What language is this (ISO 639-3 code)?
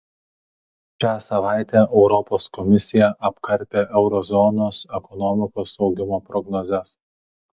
lit